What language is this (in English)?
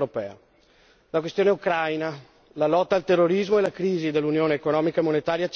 Italian